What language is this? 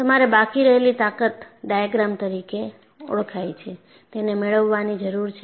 Gujarati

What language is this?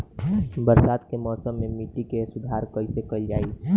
Bhojpuri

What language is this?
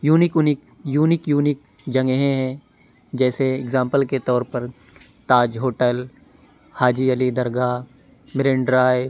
Urdu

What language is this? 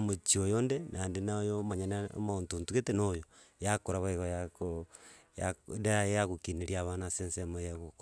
Gusii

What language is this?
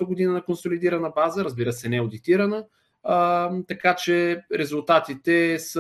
Bulgarian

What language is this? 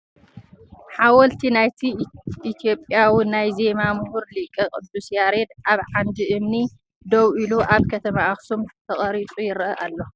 Tigrinya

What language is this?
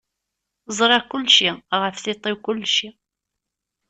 Kabyle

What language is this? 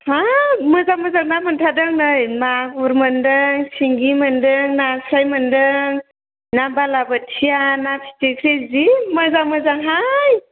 Bodo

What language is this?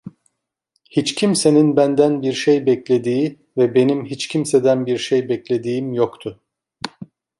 Turkish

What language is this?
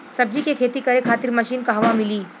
Bhojpuri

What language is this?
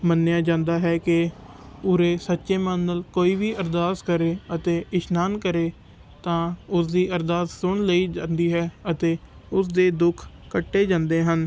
Punjabi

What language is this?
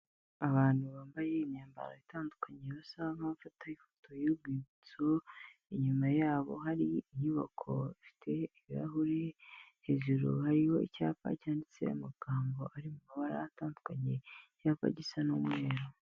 Kinyarwanda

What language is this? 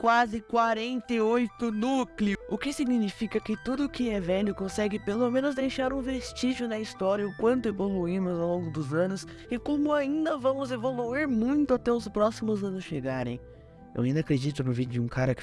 Portuguese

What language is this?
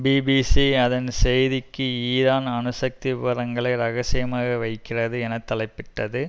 Tamil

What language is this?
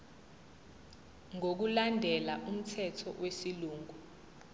Zulu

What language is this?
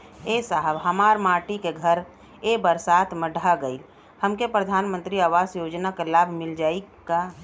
Bhojpuri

